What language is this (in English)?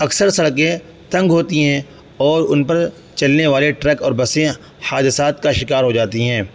Urdu